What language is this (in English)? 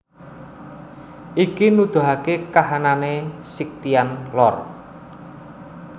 Javanese